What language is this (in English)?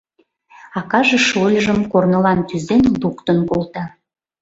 Mari